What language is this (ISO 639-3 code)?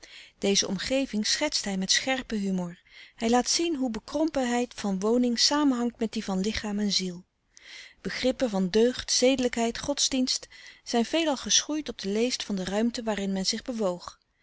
nld